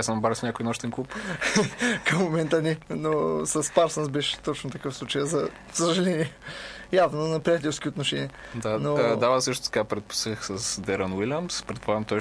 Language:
Bulgarian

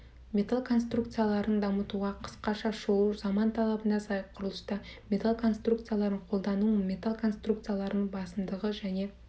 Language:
Kazakh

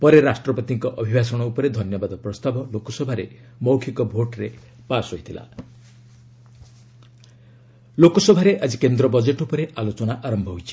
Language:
Odia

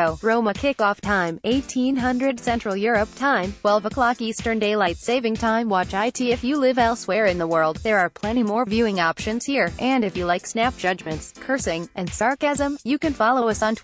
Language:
English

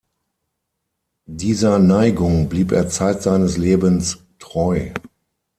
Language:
German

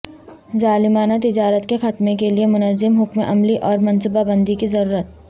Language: Urdu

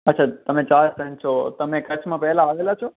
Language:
Gujarati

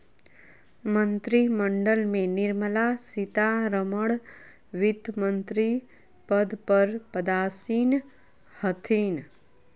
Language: Magahi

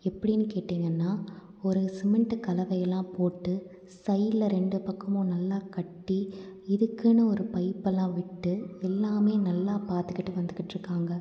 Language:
Tamil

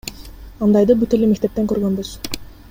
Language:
Kyrgyz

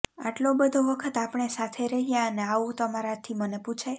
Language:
Gujarati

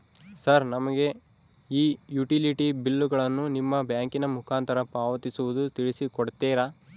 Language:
Kannada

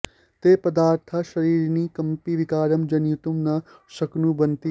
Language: Sanskrit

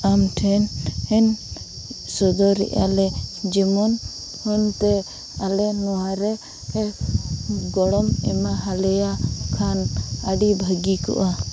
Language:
Santali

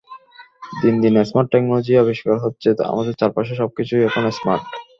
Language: Bangla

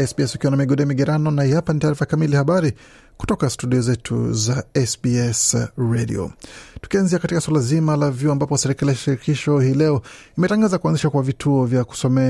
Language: Swahili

